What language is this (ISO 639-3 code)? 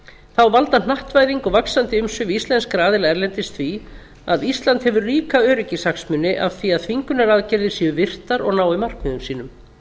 isl